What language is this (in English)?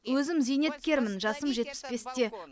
Kazakh